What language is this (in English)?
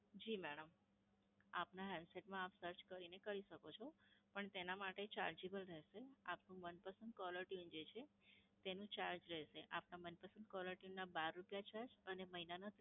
Gujarati